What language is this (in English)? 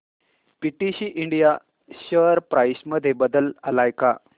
Marathi